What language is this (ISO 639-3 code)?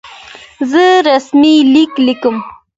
pus